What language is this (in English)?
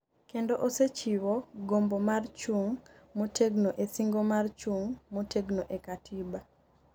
Luo (Kenya and Tanzania)